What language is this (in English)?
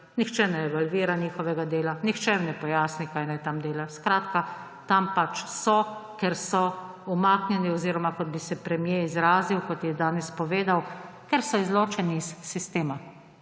Slovenian